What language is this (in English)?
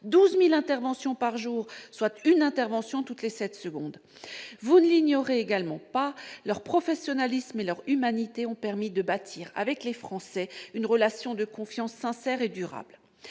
French